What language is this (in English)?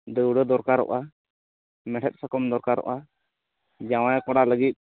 Santali